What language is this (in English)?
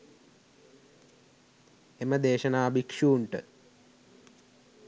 Sinhala